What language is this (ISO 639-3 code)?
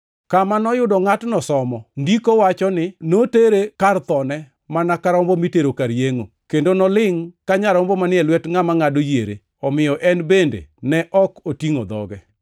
luo